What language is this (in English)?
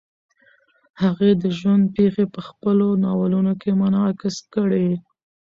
Pashto